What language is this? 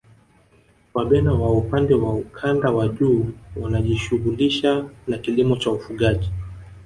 Swahili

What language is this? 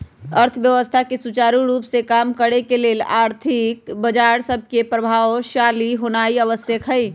Magahi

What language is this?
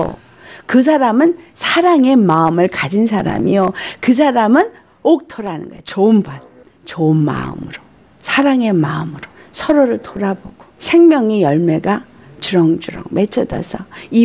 Korean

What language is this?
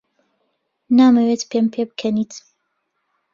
Central Kurdish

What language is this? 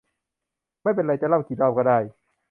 Thai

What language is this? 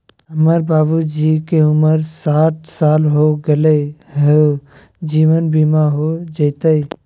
Magahi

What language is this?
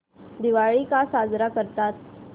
Marathi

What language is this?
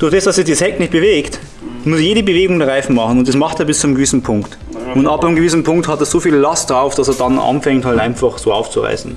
German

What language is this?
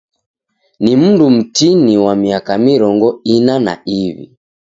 Taita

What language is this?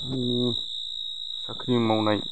Bodo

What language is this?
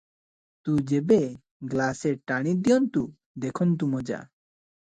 Odia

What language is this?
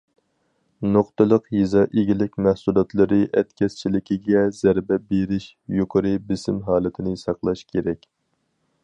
Uyghur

